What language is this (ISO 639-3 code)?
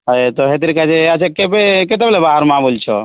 ori